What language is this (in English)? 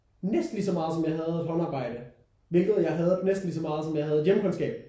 Danish